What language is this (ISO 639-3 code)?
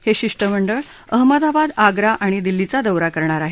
mar